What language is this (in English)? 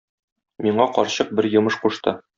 Tatar